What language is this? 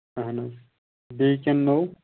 Kashmiri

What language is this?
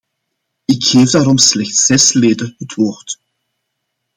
Dutch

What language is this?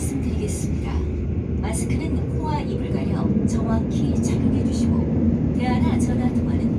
Korean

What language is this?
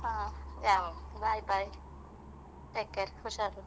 Kannada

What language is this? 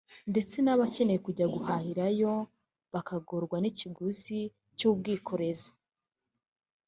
Kinyarwanda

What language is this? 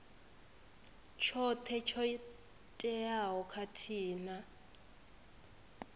Venda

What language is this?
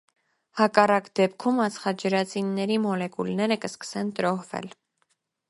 Armenian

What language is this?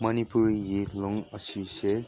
Manipuri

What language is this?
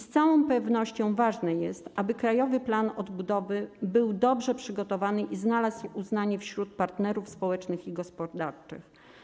Polish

